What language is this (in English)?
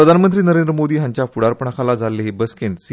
Konkani